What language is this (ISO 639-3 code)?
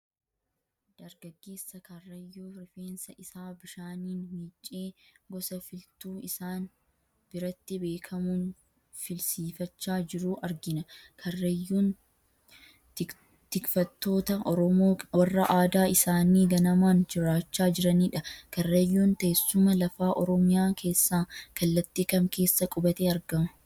orm